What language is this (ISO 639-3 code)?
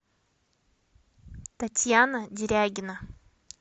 rus